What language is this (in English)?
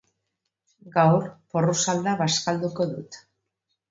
Basque